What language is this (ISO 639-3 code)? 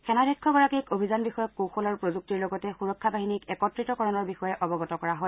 asm